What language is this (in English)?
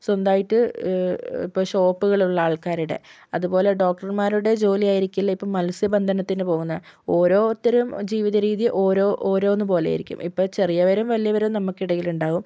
Malayalam